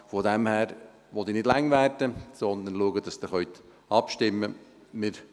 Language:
Swiss German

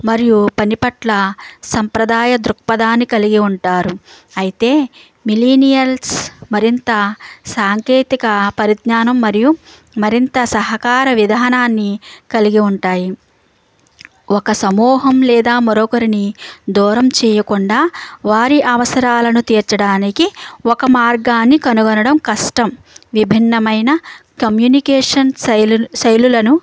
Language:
Telugu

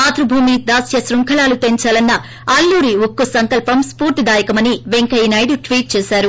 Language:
Telugu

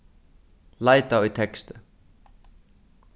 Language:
Faroese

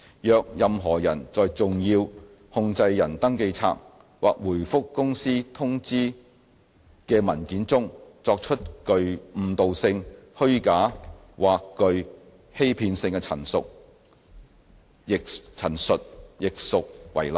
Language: Cantonese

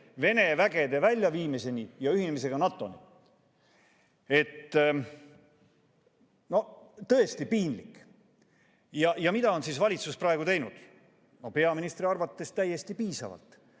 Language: Estonian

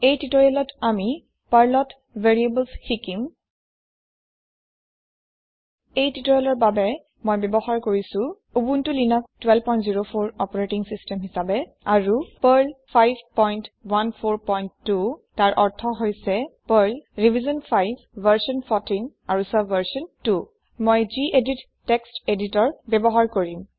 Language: Assamese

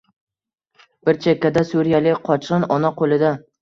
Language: Uzbek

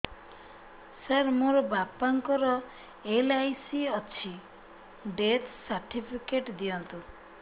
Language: Odia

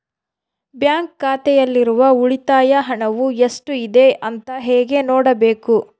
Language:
Kannada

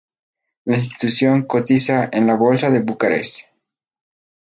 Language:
Spanish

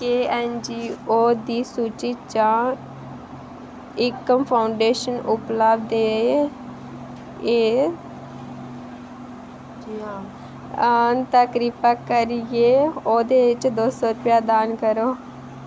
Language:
Dogri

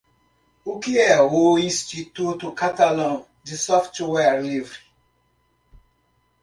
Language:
Portuguese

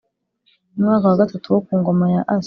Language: Kinyarwanda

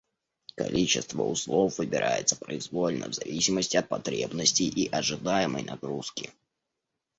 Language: Russian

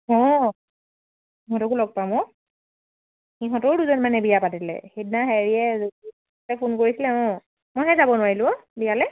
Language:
Assamese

